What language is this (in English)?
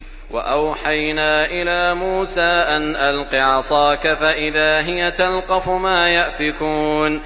Arabic